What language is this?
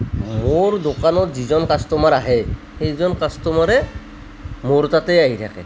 Assamese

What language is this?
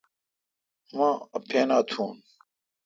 Kalkoti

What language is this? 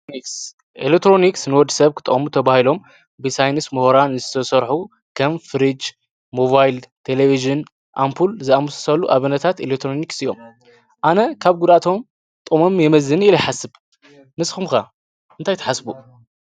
Tigrinya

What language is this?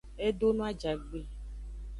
Aja (Benin)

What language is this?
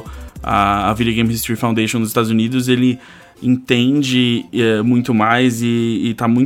Portuguese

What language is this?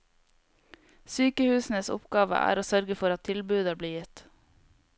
Norwegian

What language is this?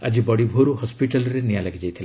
Odia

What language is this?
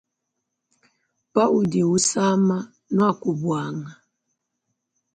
Luba-Lulua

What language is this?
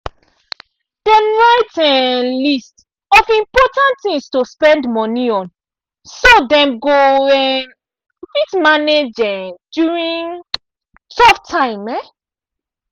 Nigerian Pidgin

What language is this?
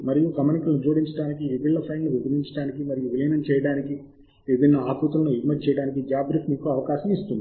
Telugu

